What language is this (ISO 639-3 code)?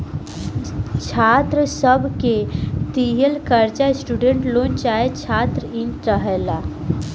bho